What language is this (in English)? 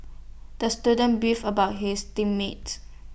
English